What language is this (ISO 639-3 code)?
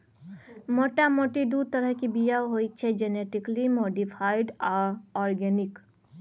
mai